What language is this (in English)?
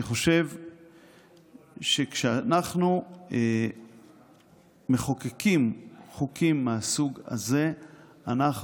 Hebrew